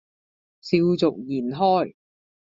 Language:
Cantonese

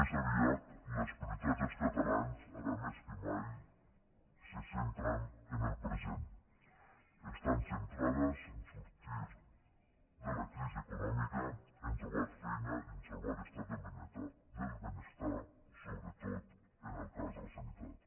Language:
Catalan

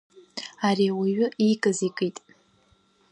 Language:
Abkhazian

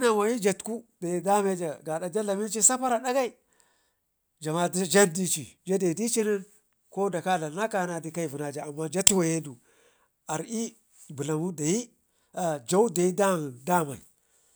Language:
Ngizim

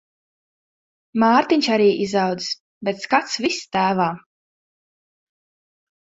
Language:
Latvian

